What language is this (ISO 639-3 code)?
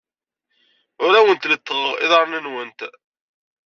kab